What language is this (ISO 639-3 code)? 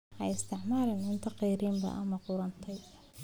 som